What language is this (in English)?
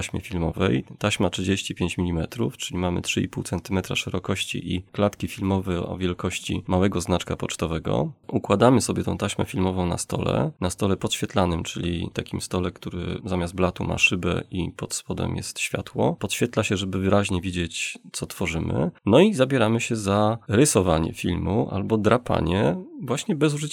Polish